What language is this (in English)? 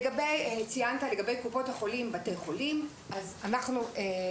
Hebrew